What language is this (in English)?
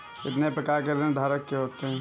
Hindi